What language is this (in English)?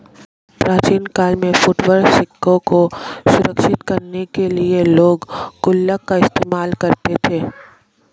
Hindi